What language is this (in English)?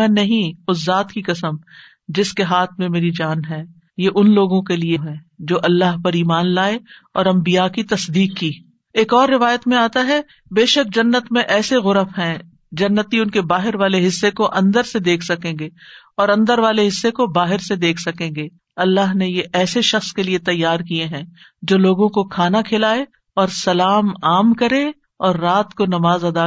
Urdu